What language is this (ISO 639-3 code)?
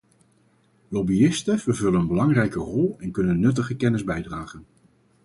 nld